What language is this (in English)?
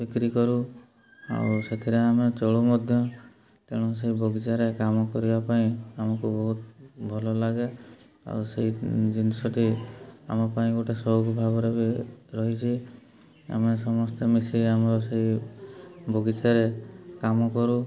Odia